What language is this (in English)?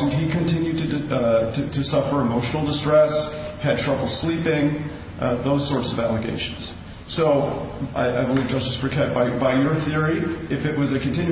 English